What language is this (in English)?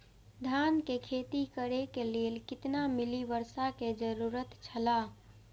Maithili